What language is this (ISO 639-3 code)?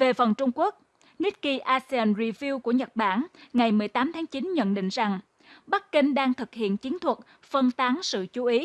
vie